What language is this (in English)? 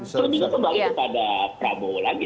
Indonesian